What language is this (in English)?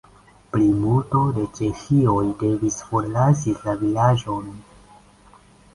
Esperanto